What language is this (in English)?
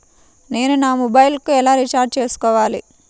Telugu